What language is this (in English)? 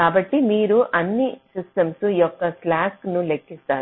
Telugu